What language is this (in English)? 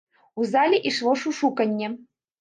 Belarusian